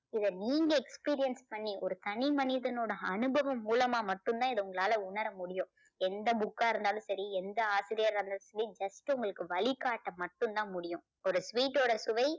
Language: Tamil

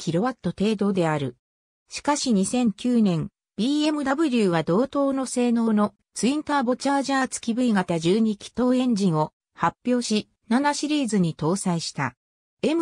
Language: Japanese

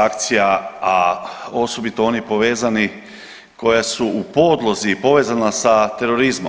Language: Croatian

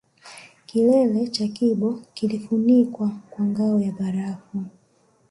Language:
Swahili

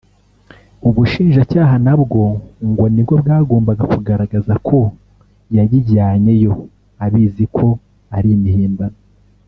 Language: Kinyarwanda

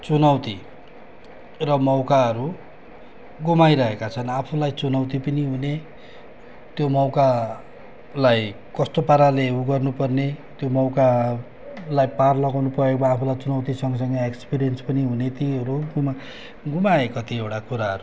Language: Nepali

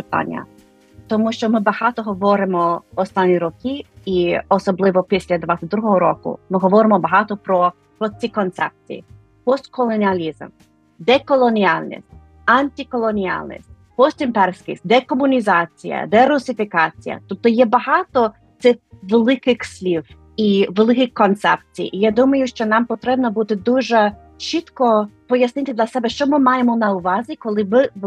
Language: Ukrainian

